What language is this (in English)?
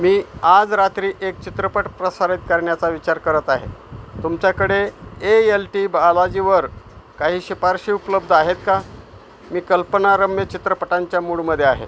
Marathi